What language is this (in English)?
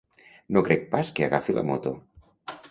Catalan